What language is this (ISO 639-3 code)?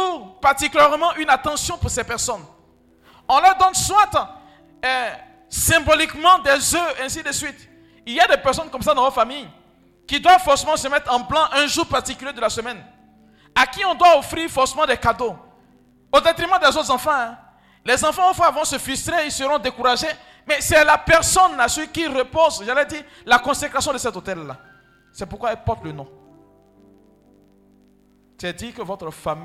fra